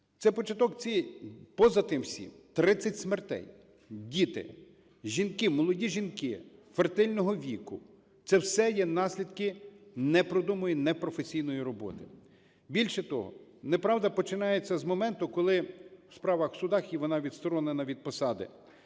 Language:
Ukrainian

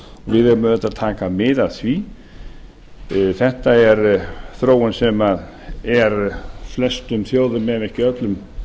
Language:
Icelandic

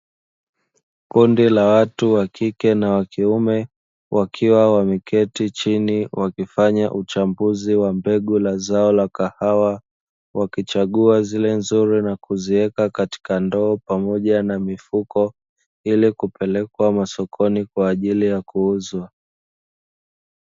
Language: Swahili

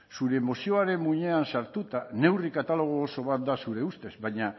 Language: Basque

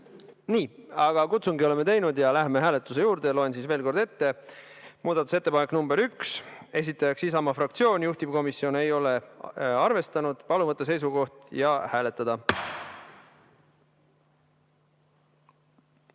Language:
Estonian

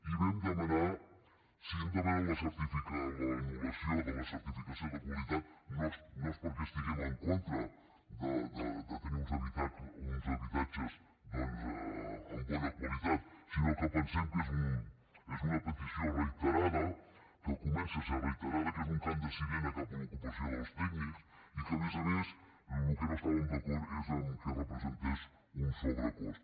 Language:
Catalan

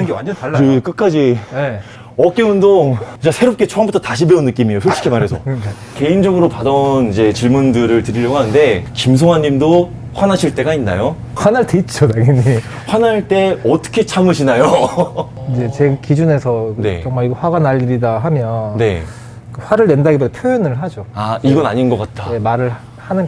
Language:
Korean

